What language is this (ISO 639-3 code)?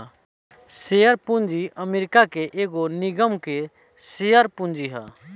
bho